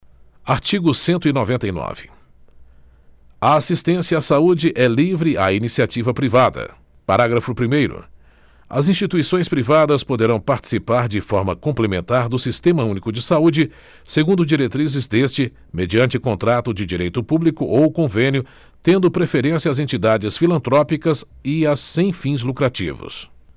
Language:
Portuguese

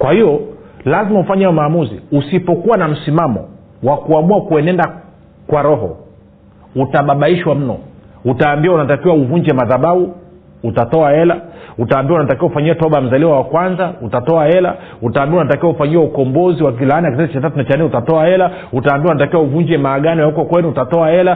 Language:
Swahili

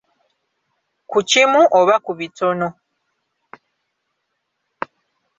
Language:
Ganda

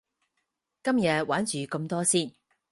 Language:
Cantonese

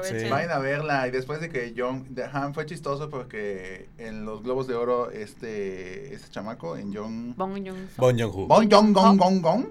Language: Spanish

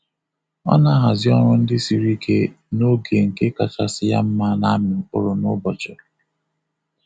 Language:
Igbo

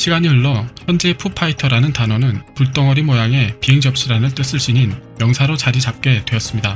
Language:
Korean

